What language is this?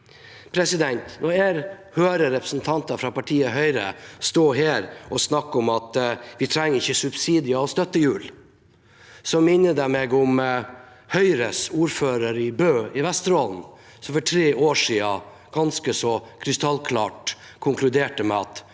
Norwegian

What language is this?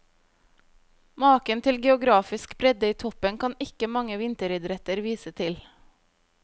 Norwegian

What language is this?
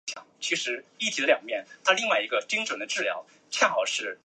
Chinese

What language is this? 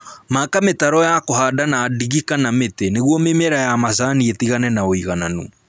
Kikuyu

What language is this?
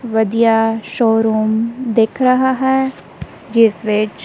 Punjabi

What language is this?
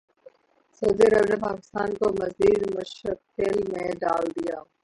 Urdu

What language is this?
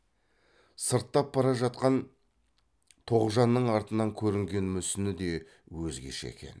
Kazakh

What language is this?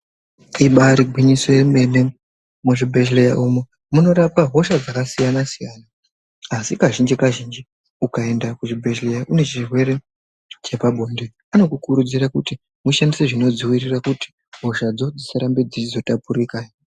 Ndau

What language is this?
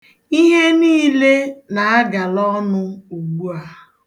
Igbo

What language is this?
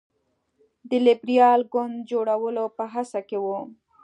Pashto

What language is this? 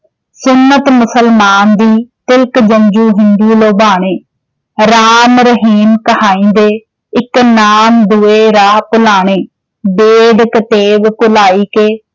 Punjabi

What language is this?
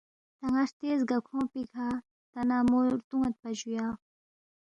Balti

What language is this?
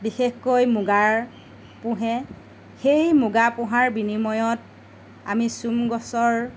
Assamese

